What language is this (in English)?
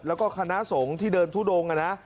Thai